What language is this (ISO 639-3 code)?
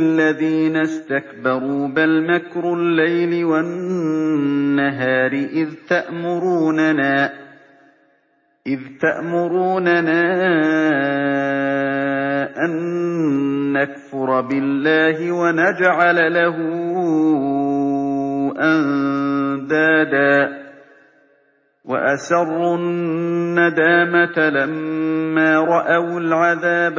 ara